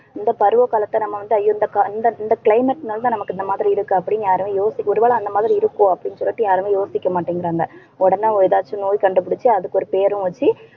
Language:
Tamil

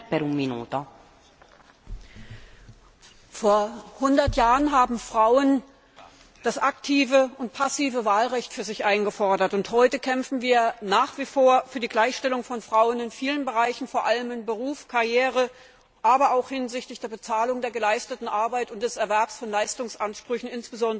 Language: German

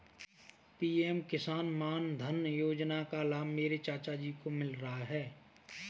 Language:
Hindi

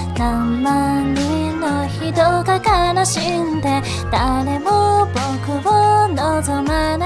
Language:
Japanese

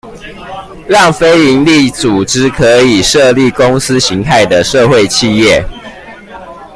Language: Chinese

